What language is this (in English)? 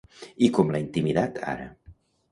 Catalan